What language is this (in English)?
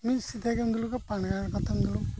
Santali